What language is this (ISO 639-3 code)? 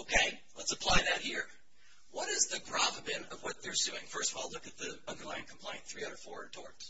eng